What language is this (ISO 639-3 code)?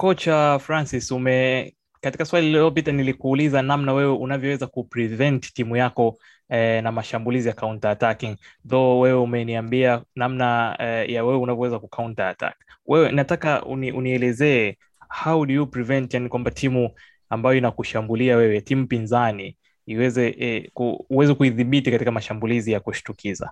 swa